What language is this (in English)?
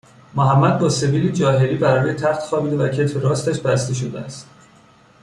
Persian